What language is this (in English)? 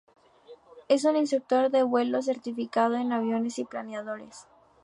Spanish